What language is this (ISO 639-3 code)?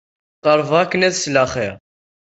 kab